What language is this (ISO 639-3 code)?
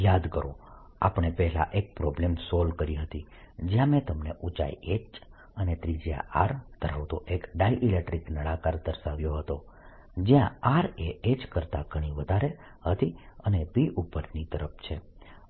guj